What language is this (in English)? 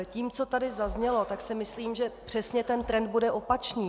Czech